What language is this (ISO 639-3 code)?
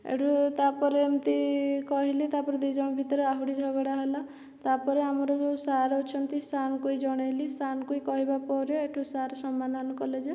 ori